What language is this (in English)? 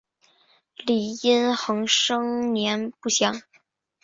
Chinese